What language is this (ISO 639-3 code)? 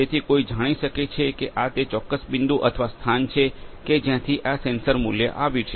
guj